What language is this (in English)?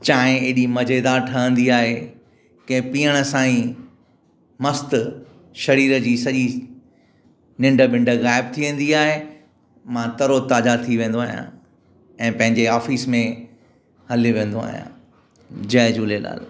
Sindhi